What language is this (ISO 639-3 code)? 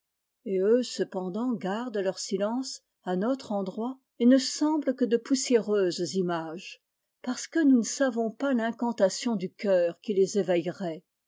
fra